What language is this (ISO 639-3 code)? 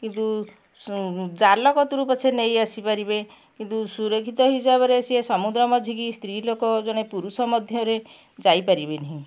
ori